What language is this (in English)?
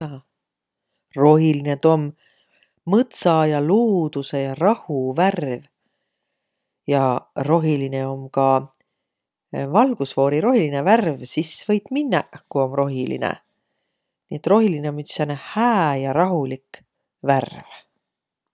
Võro